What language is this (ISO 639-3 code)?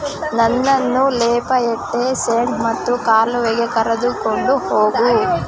kan